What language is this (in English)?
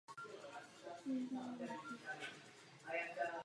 Czech